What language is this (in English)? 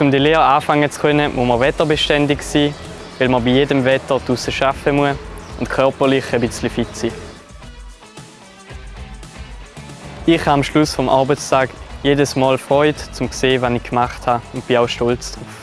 German